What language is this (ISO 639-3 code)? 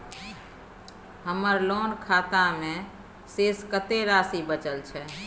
mai